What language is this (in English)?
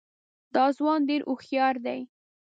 Pashto